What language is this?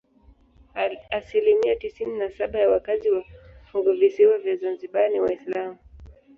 Swahili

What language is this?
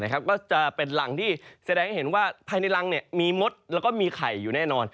Thai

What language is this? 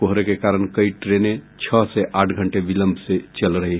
Hindi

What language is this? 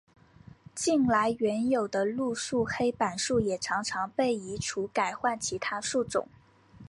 Chinese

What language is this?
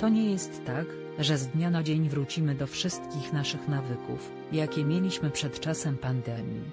Polish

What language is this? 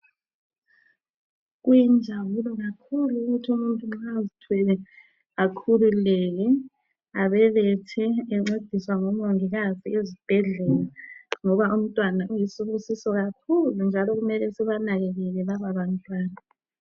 North Ndebele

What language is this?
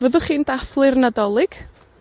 Welsh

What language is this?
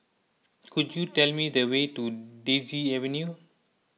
English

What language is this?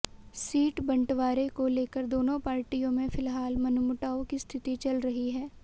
Hindi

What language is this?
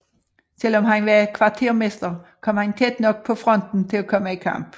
Danish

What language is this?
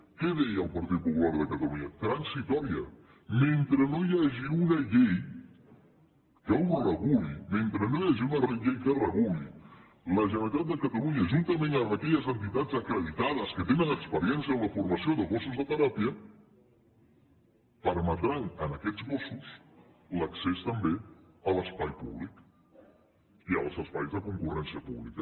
Catalan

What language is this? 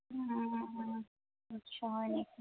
Assamese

